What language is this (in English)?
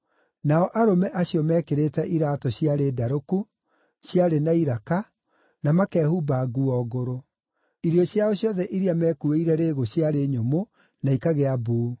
Kikuyu